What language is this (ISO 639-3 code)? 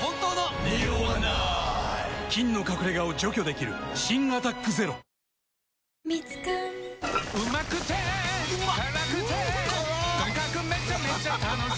jpn